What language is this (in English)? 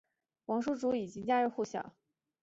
Chinese